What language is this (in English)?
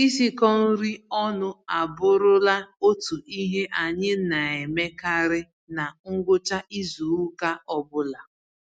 Igbo